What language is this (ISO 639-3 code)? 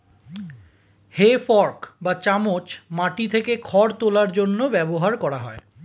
ben